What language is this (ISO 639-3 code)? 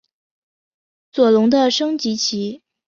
zho